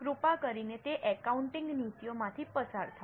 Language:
Gujarati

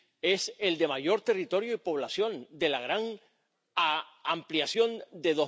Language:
Spanish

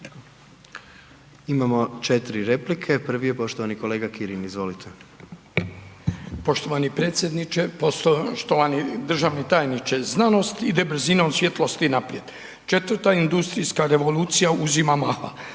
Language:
Croatian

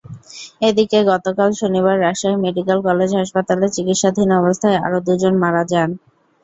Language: Bangla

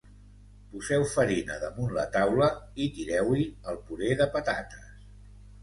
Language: Catalan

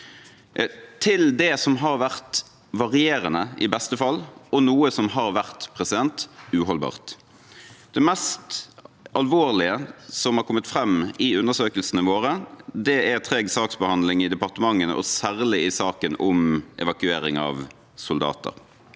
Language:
Norwegian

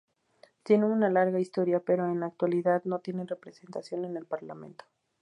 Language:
Spanish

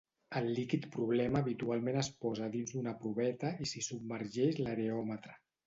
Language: Catalan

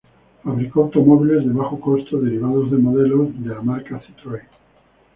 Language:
Spanish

